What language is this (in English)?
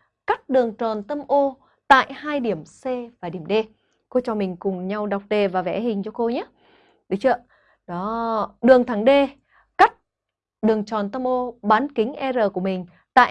Vietnamese